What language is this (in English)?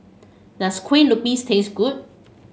English